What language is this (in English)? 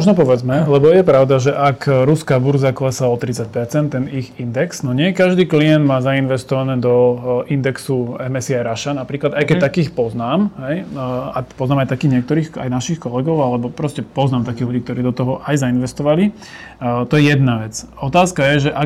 Slovak